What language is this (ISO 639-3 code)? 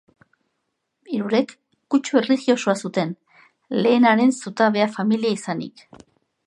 eus